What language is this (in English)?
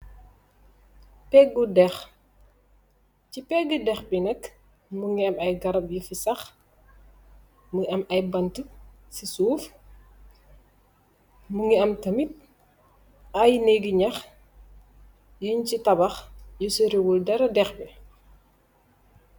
Wolof